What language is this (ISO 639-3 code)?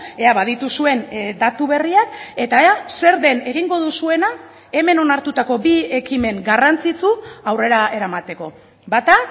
eus